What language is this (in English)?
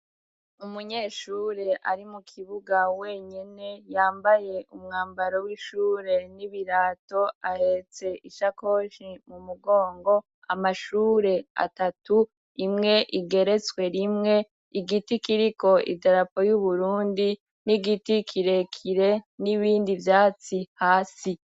Rundi